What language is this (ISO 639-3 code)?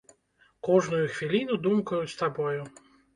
bel